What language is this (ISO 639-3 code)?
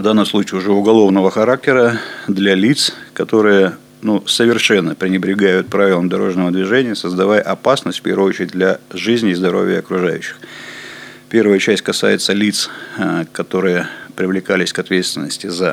rus